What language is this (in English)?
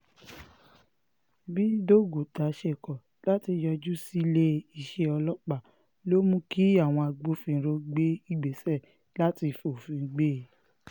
Yoruba